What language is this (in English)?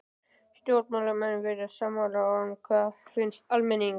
Icelandic